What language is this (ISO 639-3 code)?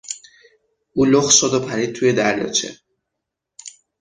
fas